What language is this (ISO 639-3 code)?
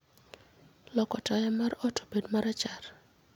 luo